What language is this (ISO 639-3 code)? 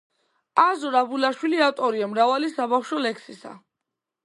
kat